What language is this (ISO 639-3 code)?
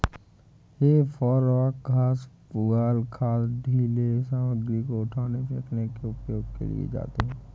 hin